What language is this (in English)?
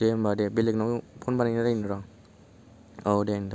Bodo